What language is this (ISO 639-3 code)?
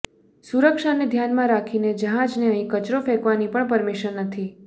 guj